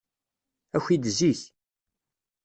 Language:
Kabyle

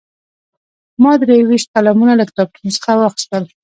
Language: Pashto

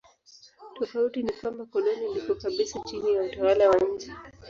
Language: Swahili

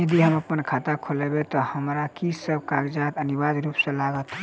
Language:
Maithili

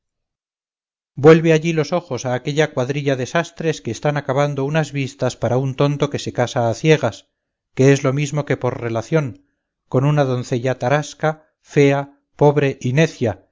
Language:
Spanish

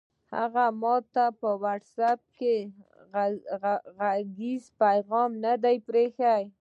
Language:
Pashto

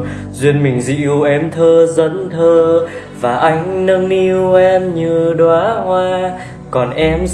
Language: Vietnamese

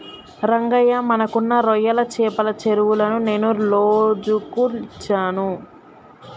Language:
Telugu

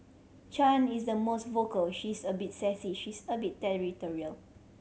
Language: English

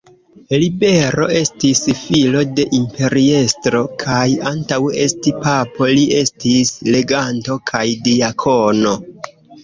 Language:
Esperanto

